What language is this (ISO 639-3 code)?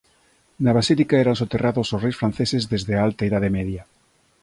glg